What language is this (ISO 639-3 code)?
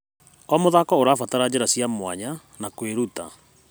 kik